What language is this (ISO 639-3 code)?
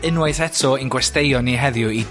cym